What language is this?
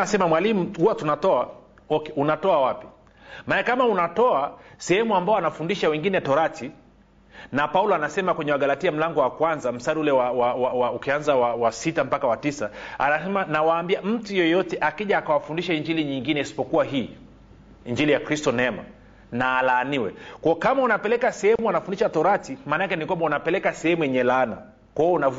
Swahili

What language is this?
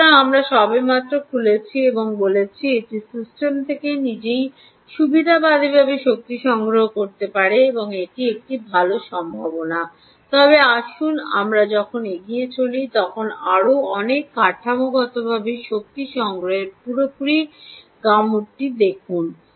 Bangla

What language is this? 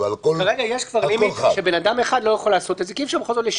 Hebrew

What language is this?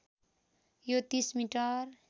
Nepali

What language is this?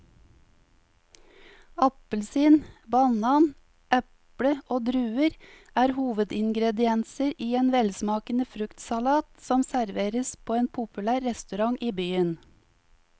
Norwegian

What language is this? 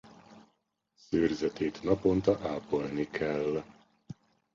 Hungarian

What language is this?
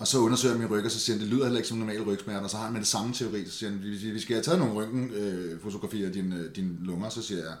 Danish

